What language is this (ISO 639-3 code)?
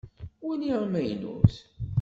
kab